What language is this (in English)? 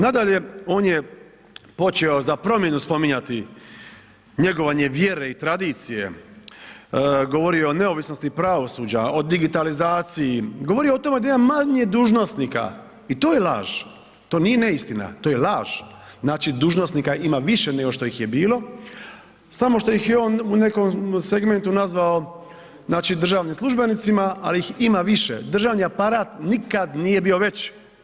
Croatian